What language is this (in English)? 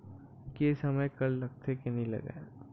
Chhattisgarhi